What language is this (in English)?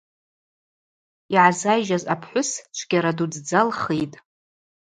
Abaza